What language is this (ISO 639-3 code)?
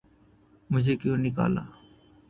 urd